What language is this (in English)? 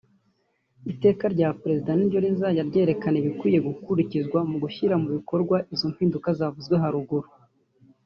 Kinyarwanda